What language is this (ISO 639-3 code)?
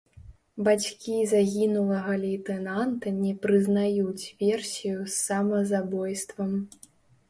bel